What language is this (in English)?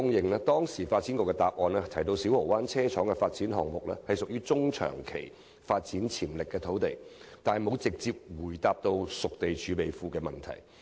Cantonese